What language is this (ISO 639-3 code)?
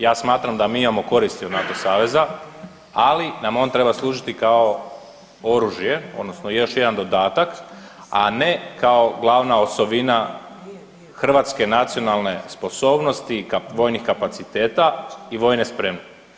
hrv